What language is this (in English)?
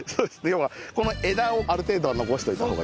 Japanese